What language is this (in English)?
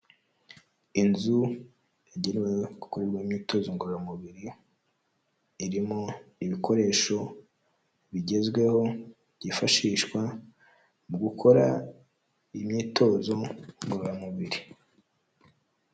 Kinyarwanda